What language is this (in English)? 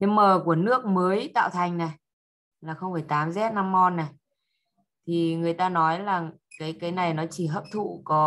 Vietnamese